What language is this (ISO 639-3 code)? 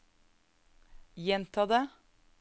nor